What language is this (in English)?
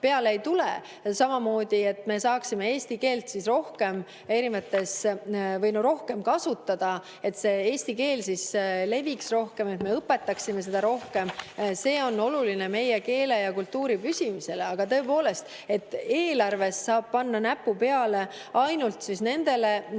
Estonian